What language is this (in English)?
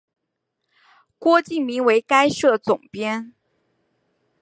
Chinese